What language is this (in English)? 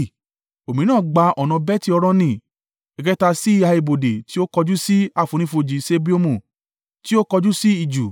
Yoruba